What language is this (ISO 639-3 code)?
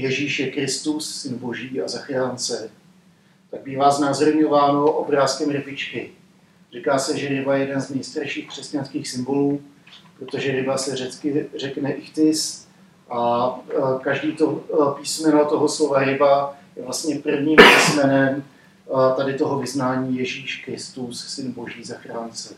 ces